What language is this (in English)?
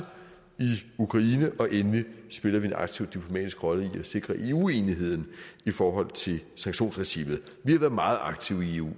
Danish